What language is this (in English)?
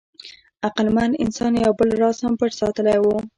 Pashto